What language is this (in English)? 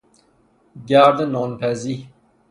Persian